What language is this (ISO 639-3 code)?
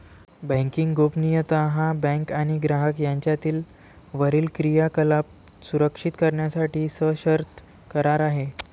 mar